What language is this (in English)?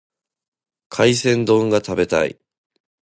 Japanese